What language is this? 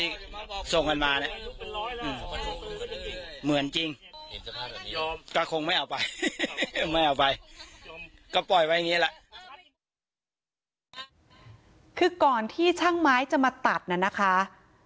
Thai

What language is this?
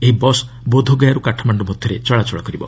Odia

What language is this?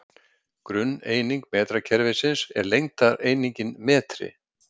Icelandic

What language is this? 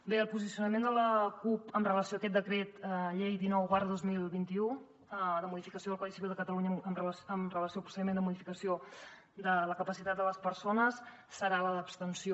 Catalan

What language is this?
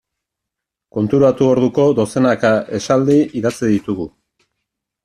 Basque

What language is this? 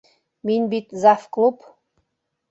Bashkir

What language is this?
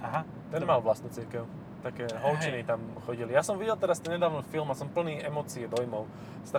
Slovak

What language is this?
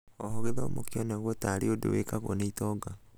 Kikuyu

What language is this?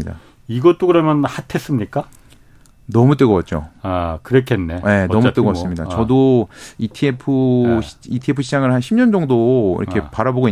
Korean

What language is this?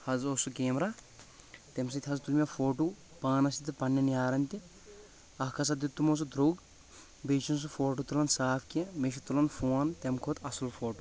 Kashmiri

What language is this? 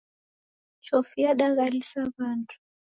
Taita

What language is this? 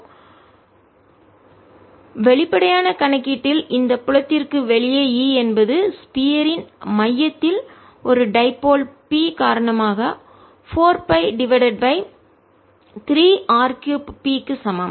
Tamil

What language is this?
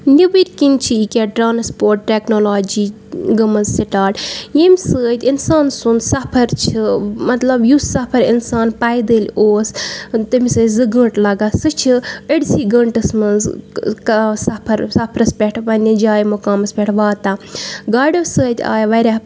Kashmiri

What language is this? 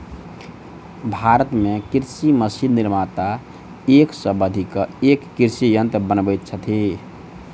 Maithili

